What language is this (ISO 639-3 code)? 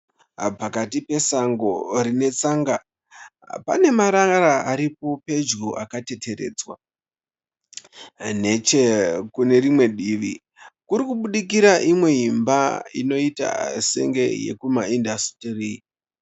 sna